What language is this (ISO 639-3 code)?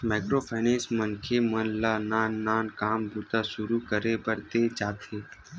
hne